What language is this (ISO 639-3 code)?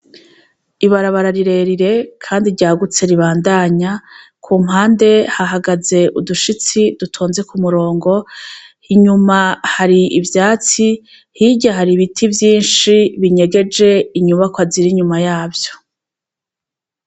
run